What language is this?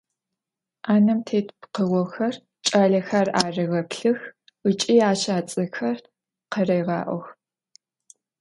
Adyghe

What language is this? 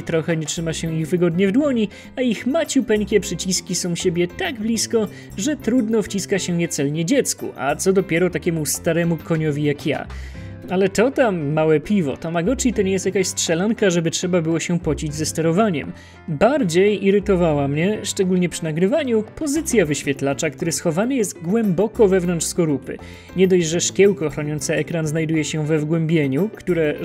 Polish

